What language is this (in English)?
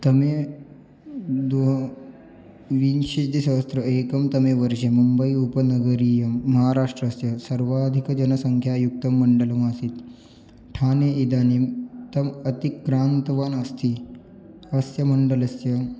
Sanskrit